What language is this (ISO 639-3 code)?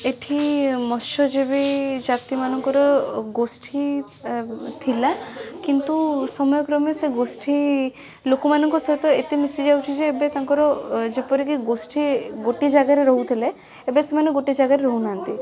ori